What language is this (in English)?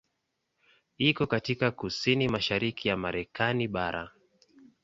Swahili